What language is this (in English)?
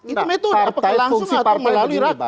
Indonesian